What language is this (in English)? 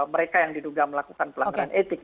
Indonesian